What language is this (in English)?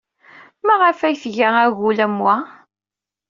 Kabyle